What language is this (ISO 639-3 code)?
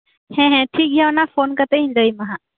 sat